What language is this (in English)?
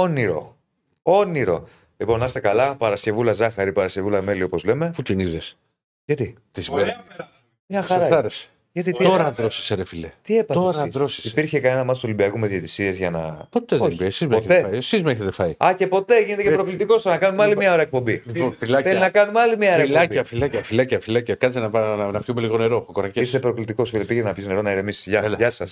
Greek